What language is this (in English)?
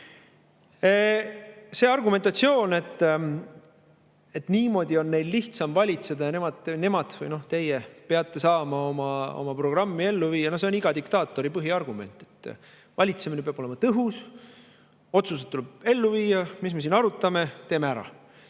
Estonian